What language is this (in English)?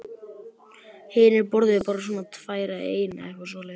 Icelandic